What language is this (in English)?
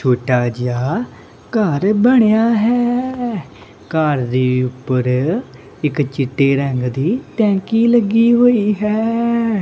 Punjabi